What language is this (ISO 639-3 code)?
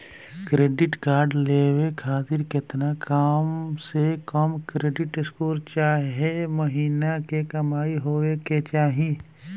bho